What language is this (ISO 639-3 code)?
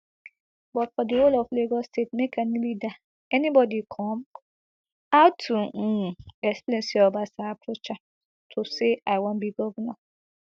pcm